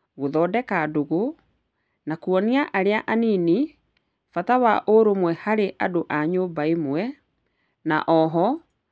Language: Kikuyu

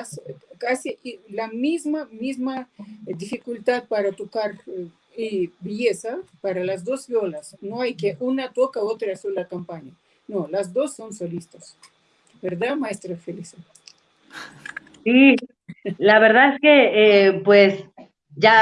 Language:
Spanish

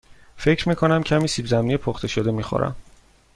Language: Persian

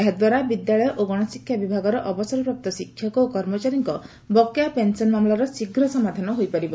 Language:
Odia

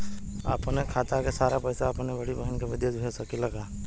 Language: Bhojpuri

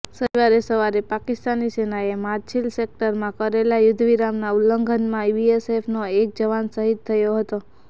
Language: Gujarati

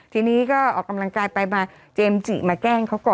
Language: Thai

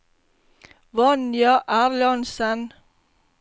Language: Norwegian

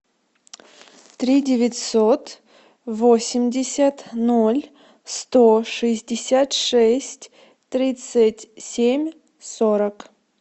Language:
Russian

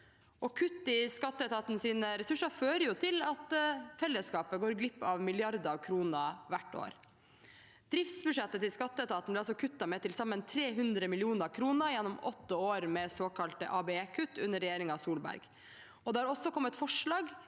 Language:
Norwegian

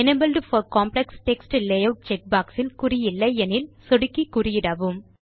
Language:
Tamil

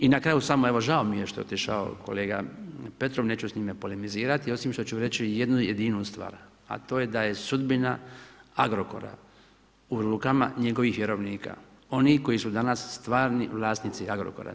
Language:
Croatian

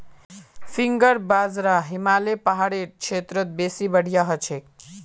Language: Magahi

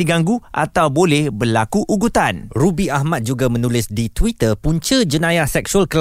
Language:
Malay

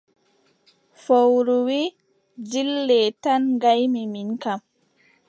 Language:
Adamawa Fulfulde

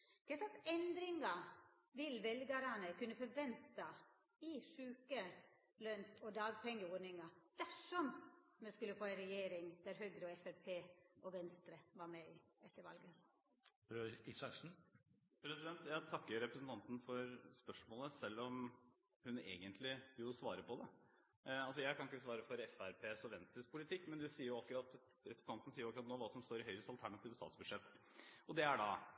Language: Norwegian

